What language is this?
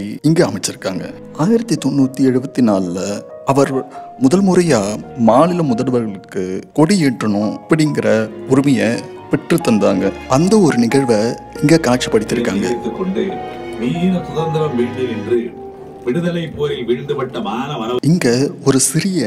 Tamil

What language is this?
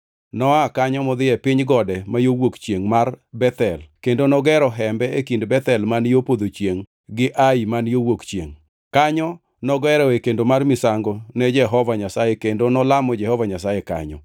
Luo (Kenya and Tanzania)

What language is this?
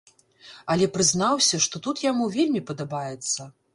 Belarusian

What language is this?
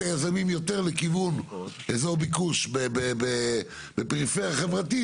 Hebrew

